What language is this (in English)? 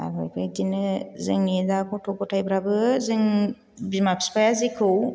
Bodo